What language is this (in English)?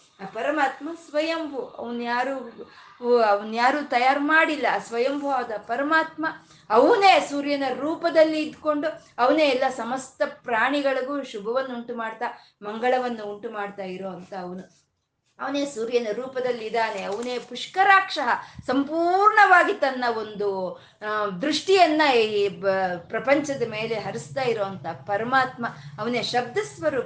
Kannada